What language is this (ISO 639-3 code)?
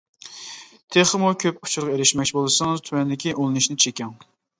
uig